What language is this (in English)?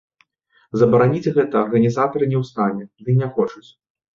Belarusian